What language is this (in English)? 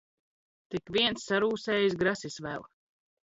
Latvian